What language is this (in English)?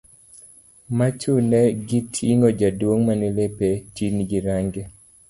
Luo (Kenya and Tanzania)